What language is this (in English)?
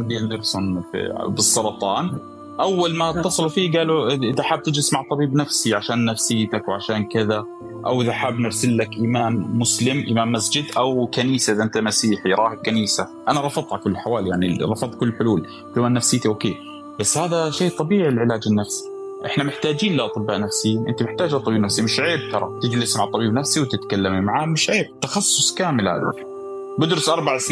Arabic